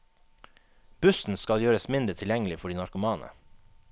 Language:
Norwegian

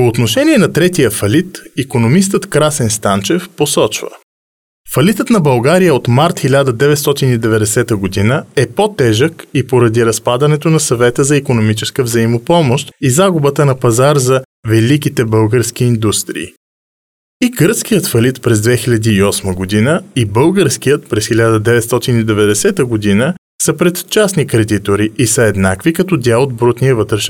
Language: Bulgarian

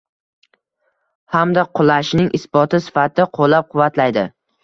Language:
Uzbek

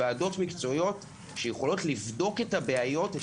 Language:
Hebrew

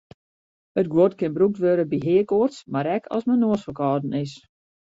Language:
Western Frisian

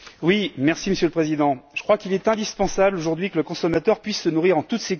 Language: French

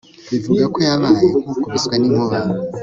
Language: Kinyarwanda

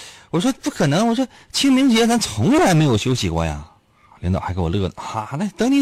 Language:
Chinese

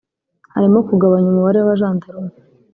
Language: Kinyarwanda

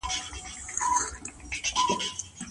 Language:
Pashto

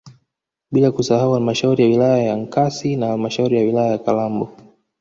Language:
Swahili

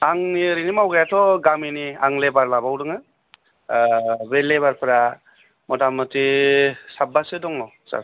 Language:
Bodo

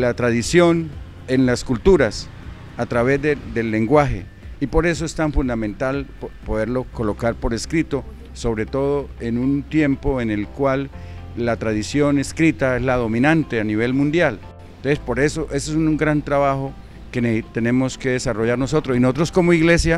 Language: Spanish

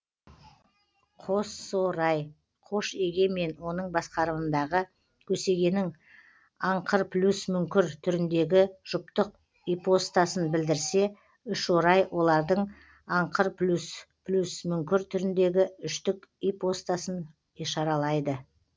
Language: Kazakh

